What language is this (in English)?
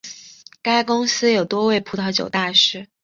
Chinese